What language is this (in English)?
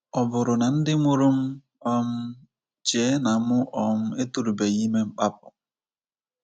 Igbo